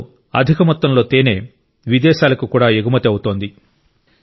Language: Telugu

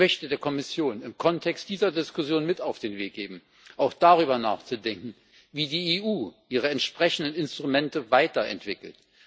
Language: German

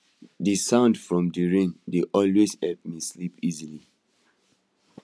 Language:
Nigerian Pidgin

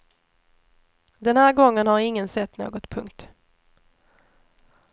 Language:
Swedish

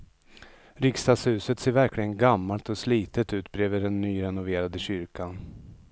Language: Swedish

